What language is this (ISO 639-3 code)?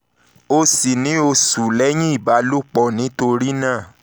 yor